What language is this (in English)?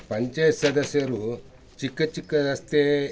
Kannada